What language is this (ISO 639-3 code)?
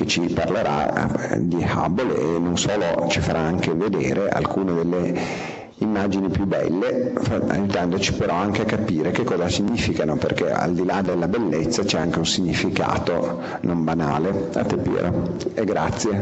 ita